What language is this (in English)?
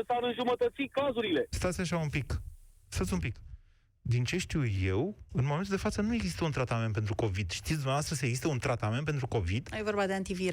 Romanian